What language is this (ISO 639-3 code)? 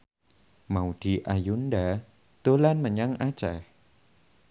jav